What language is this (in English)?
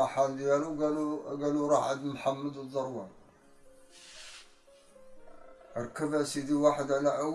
Arabic